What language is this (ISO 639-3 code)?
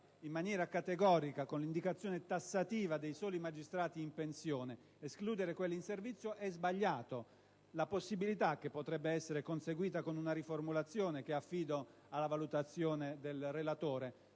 ita